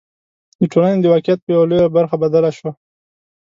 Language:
Pashto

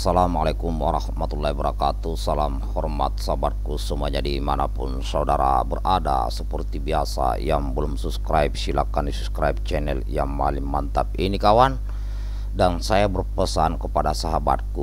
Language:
Indonesian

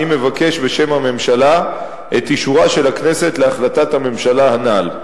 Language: Hebrew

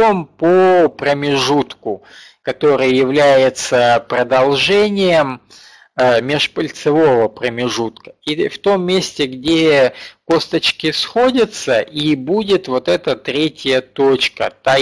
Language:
Russian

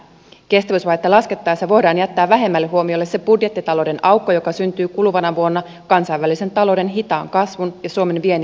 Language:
Finnish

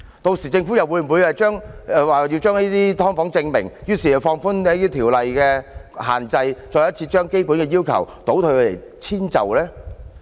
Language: Cantonese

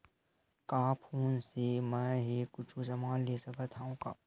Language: Chhattisgarhi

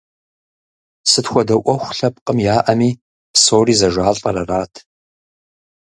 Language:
Kabardian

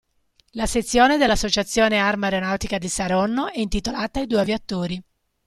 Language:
Italian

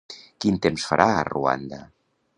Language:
Catalan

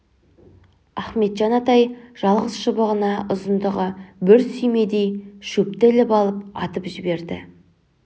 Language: Kazakh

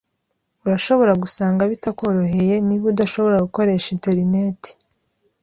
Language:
Kinyarwanda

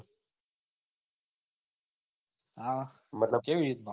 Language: Gujarati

